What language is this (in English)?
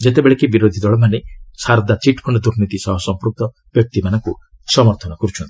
Odia